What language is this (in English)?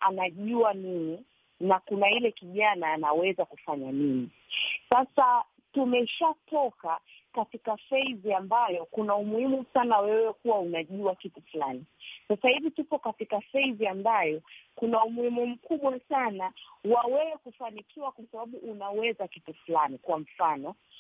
Swahili